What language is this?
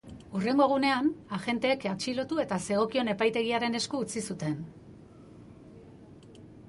Basque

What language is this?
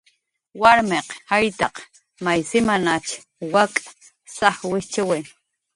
Jaqaru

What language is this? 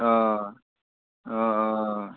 Assamese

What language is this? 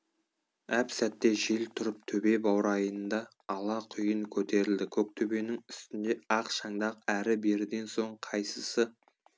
Kazakh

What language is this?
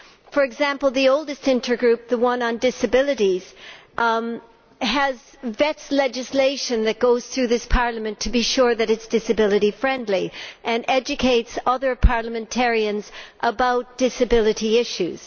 English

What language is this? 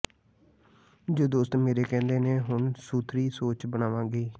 Punjabi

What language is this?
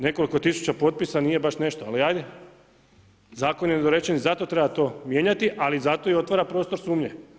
Croatian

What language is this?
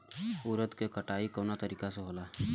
Bhojpuri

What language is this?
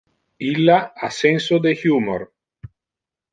Interlingua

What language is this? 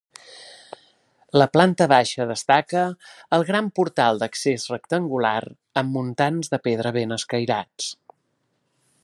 Catalan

